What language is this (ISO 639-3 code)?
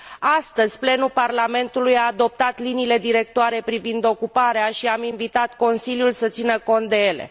ron